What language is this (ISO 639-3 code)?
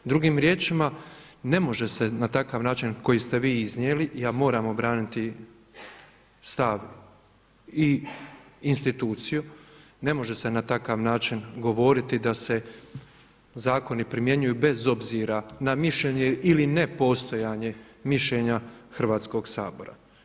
hrv